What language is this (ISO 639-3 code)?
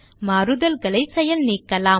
tam